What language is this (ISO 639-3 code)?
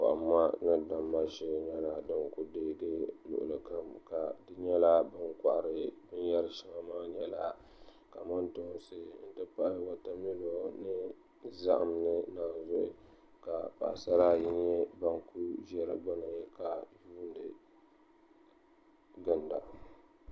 dag